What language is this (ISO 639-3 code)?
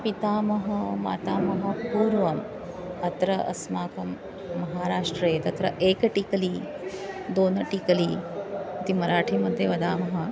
san